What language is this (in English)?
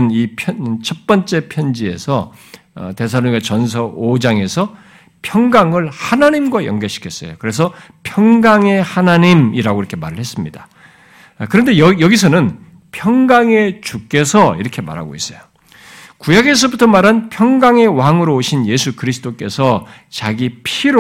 Korean